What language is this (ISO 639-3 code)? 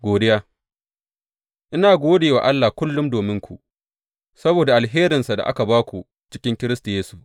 hau